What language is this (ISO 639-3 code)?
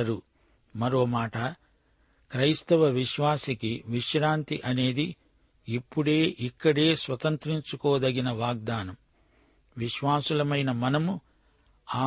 tel